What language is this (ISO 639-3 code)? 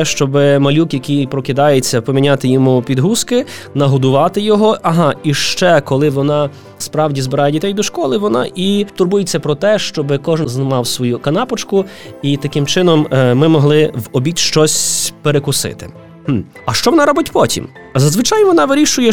ukr